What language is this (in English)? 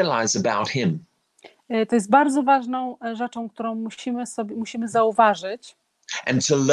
Polish